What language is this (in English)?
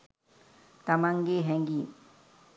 Sinhala